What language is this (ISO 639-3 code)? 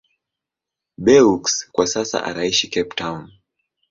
swa